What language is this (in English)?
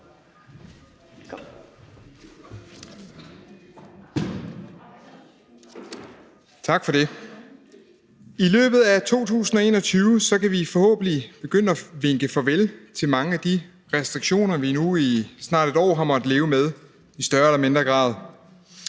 Danish